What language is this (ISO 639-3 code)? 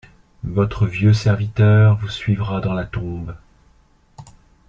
fra